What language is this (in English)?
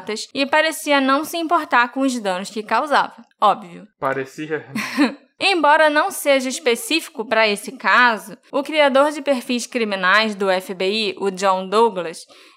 Portuguese